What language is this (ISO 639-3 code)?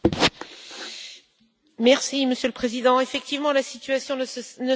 fra